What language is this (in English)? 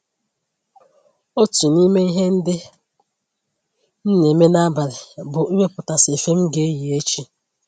Igbo